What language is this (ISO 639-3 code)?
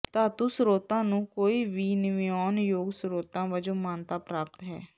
pan